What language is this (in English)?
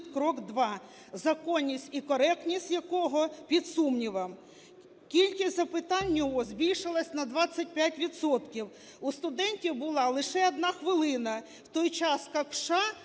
Ukrainian